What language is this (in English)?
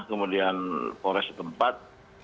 Indonesian